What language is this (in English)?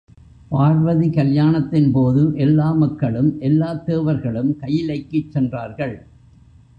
Tamil